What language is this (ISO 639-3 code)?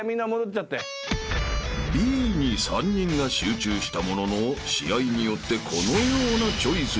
jpn